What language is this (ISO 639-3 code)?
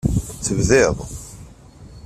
kab